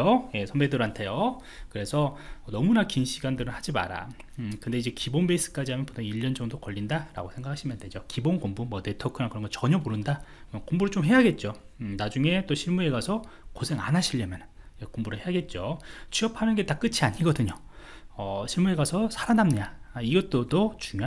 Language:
Korean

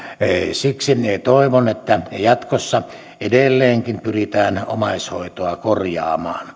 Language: Finnish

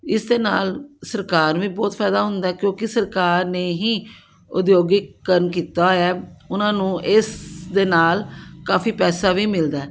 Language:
Punjabi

